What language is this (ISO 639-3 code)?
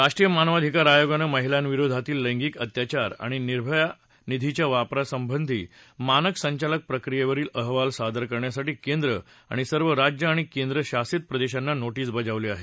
mar